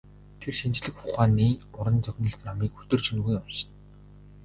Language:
Mongolian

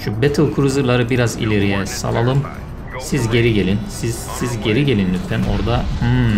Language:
Turkish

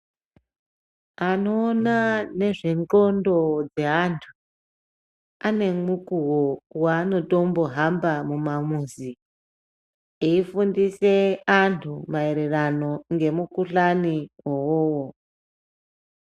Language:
Ndau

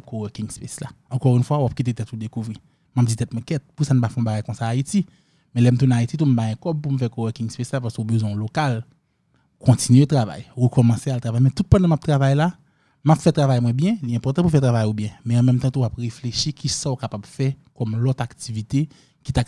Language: French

